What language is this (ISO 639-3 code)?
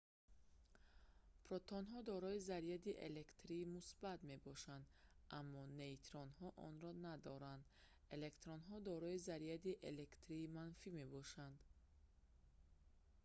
tgk